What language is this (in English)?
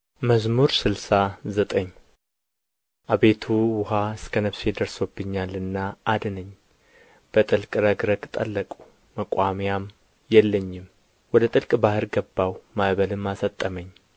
Amharic